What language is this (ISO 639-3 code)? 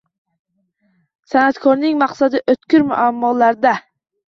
uzb